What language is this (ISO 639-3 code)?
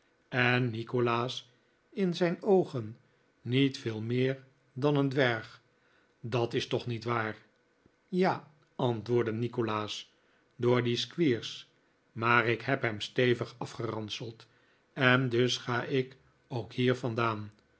nld